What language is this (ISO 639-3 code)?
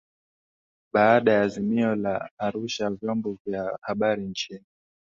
swa